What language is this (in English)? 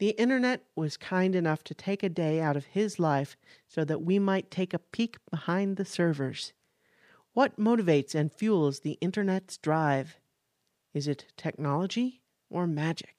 English